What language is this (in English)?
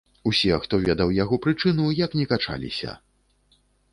Belarusian